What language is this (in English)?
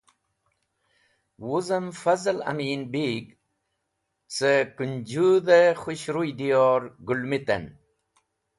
Wakhi